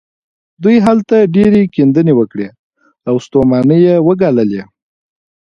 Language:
Pashto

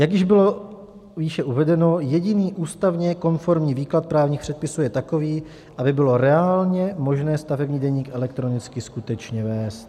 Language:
Czech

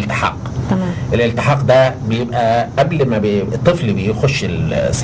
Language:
Arabic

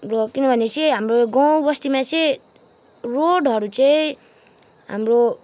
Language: Nepali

